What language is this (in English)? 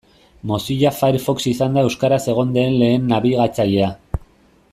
Basque